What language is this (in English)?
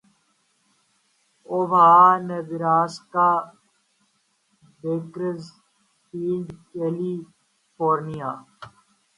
Urdu